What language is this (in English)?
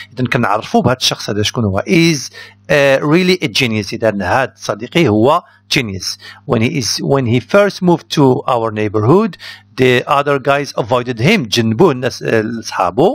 Arabic